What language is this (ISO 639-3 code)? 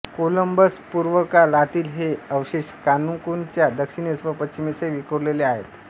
mar